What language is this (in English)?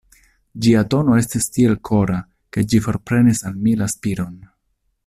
Esperanto